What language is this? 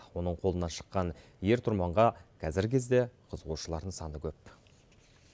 Kazakh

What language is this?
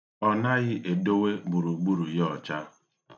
Igbo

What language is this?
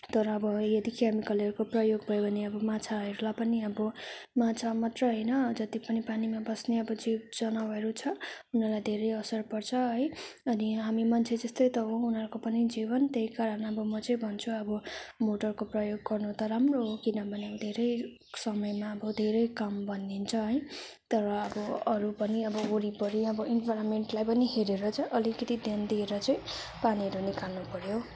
Nepali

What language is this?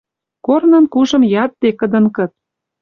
Western Mari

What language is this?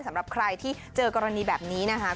Thai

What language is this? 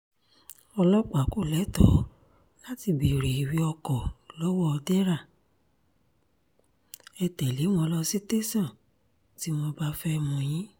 Yoruba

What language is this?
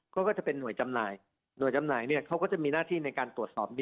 Thai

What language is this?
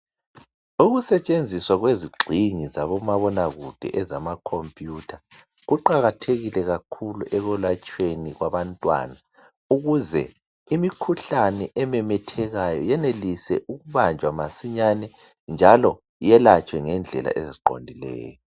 North Ndebele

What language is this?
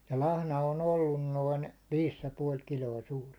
Finnish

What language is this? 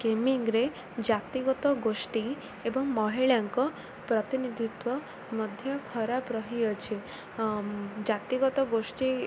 Odia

